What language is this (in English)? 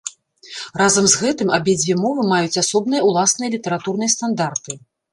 Belarusian